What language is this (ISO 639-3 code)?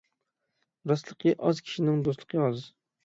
uig